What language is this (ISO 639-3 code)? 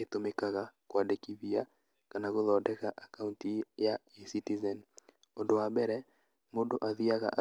kik